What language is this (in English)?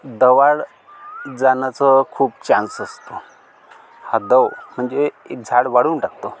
Marathi